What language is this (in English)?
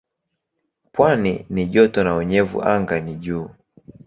Swahili